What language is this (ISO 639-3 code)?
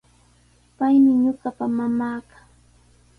qws